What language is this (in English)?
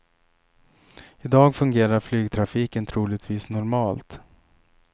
Swedish